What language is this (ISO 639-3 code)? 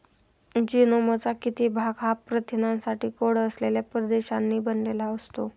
mar